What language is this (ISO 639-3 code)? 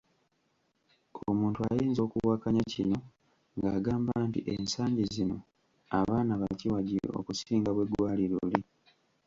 lug